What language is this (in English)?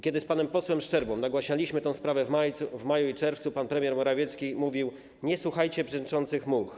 Polish